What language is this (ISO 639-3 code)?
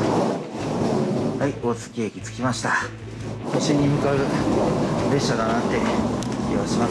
jpn